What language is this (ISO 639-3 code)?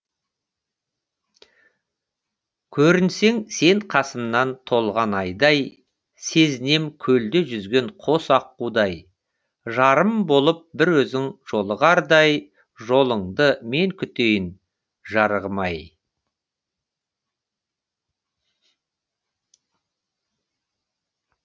kaz